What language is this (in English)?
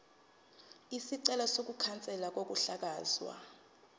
Zulu